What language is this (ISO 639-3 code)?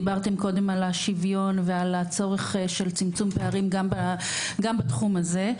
heb